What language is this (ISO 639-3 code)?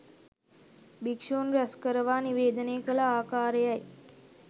sin